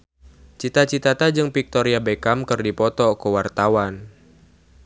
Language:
Sundanese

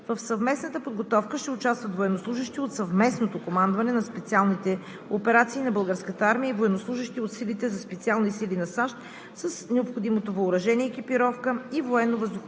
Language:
Bulgarian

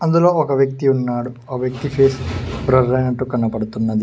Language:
Telugu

